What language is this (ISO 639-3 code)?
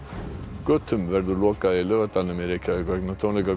isl